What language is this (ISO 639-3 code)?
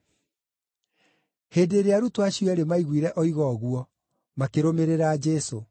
kik